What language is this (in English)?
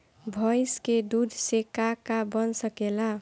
Bhojpuri